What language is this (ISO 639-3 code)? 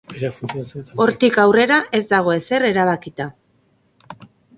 eus